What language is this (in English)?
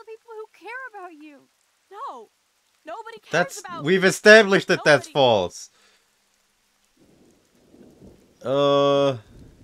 English